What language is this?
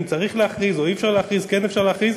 Hebrew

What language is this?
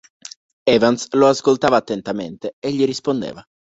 Italian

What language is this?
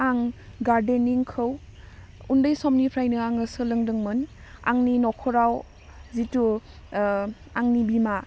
Bodo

